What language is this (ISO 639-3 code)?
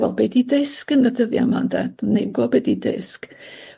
cym